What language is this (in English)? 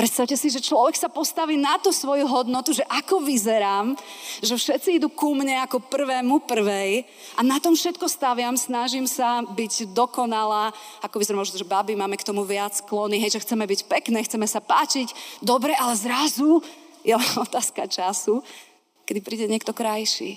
Slovak